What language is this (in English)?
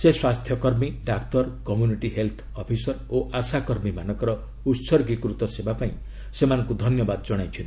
Odia